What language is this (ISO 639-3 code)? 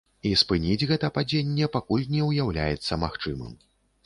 bel